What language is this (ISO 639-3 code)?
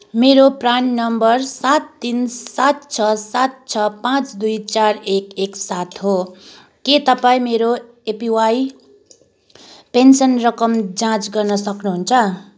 nep